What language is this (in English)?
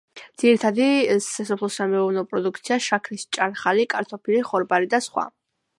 Georgian